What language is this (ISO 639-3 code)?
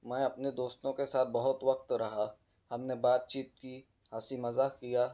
urd